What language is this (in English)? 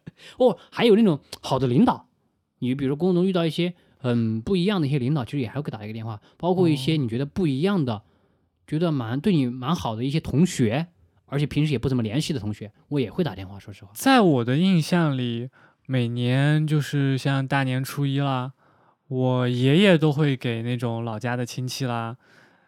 Chinese